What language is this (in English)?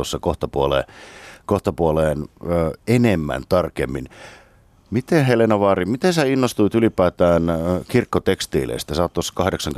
Finnish